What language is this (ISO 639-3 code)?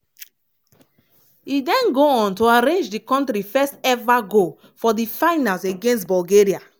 pcm